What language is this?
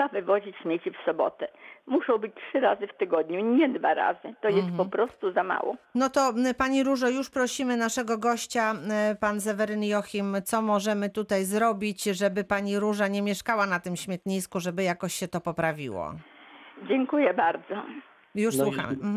Polish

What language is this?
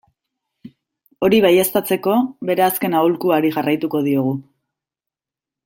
Basque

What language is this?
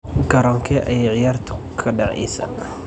Somali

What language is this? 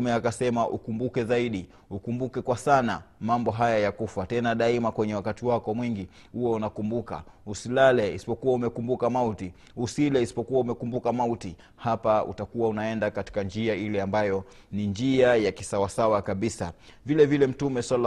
Swahili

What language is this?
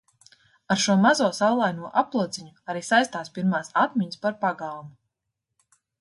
Latvian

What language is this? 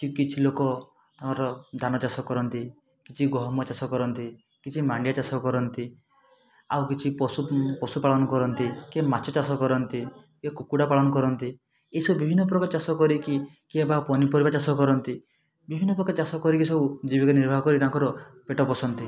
Odia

